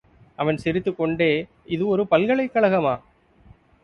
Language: Tamil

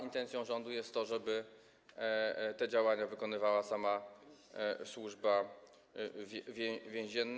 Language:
Polish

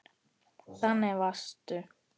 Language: Icelandic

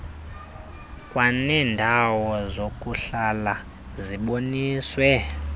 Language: Xhosa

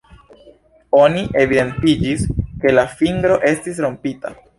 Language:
Esperanto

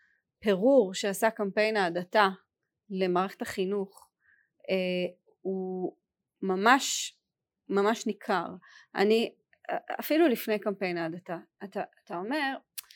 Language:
Hebrew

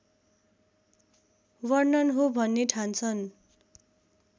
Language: Nepali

